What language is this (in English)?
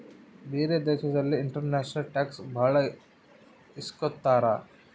Kannada